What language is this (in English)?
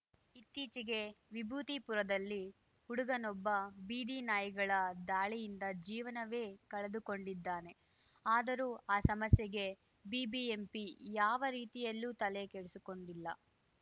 Kannada